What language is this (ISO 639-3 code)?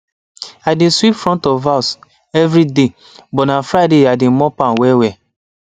pcm